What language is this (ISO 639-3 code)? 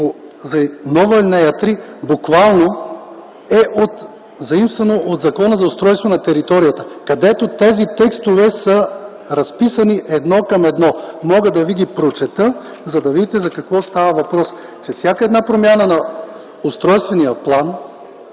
bul